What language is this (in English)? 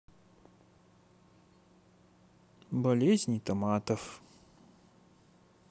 Russian